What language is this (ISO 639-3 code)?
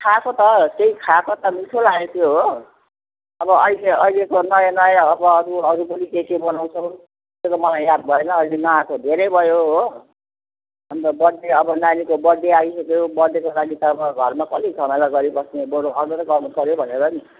nep